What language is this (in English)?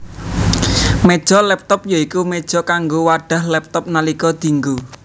Javanese